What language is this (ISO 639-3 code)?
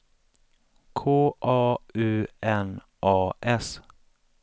swe